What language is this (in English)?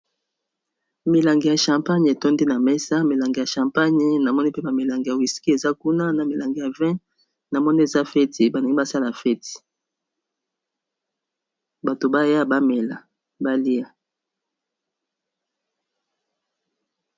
Lingala